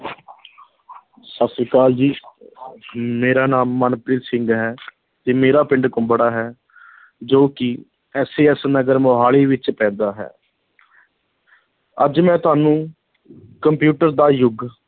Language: Punjabi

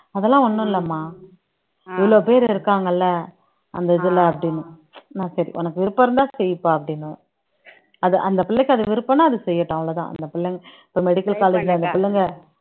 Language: Tamil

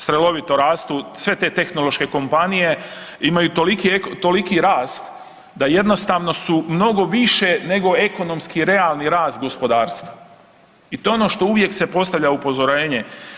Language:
Croatian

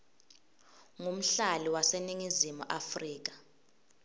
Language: Swati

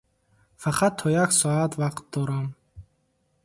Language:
Tajik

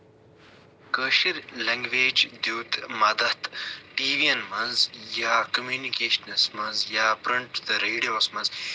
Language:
Kashmiri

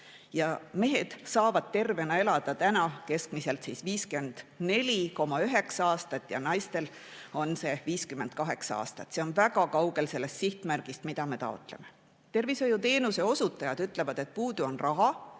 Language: Estonian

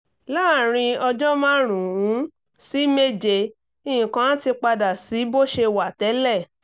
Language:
Yoruba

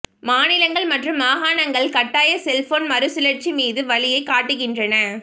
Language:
Tamil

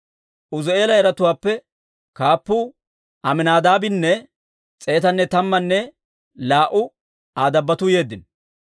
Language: Dawro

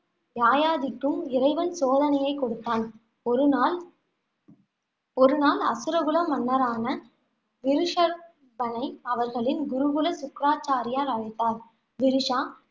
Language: Tamil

